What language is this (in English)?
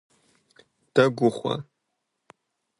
Kabardian